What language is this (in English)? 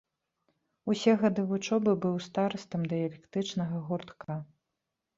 Belarusian